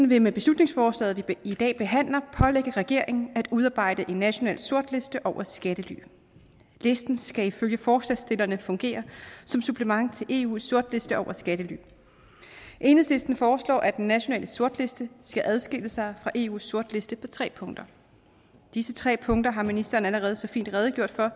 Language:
Danish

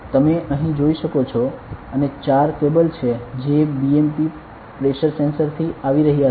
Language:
Gujarati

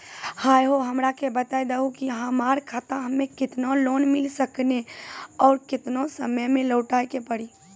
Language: Maithili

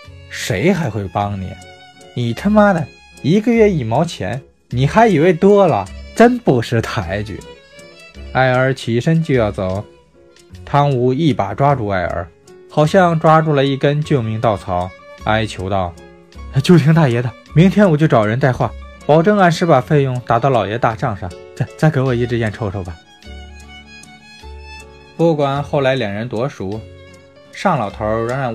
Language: Chinese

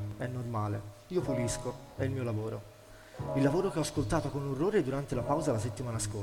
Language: Italian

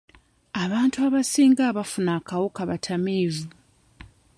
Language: Ganda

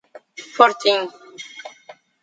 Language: Portuguese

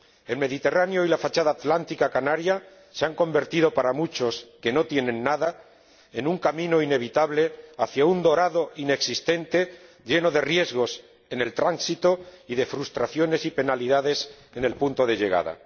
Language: Spanish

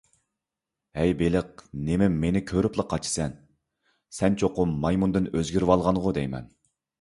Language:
Uyghur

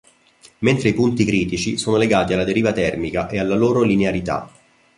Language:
Italian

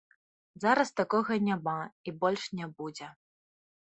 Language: Belarusian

